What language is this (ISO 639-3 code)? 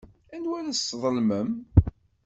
kab